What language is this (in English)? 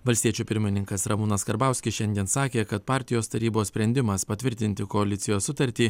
Lithuanian